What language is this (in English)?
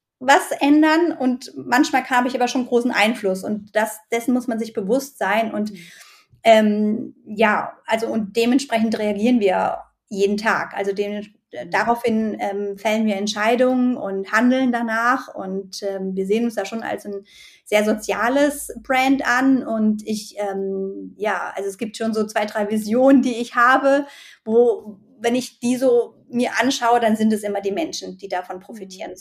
German